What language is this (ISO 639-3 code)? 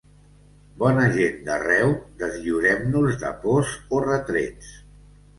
cat